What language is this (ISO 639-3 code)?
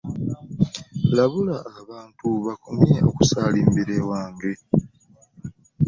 lug